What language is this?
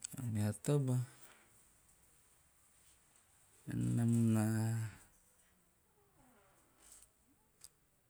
Teop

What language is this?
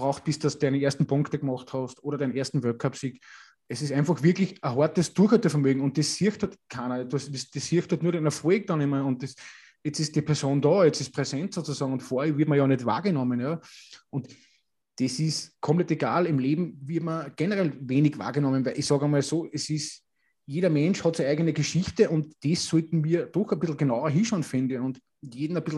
German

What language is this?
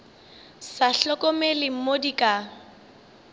Northern Sotho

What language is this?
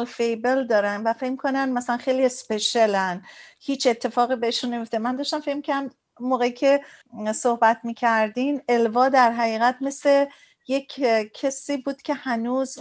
Persian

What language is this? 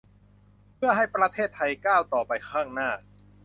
Thai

